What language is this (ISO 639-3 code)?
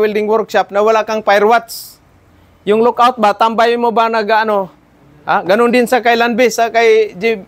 fil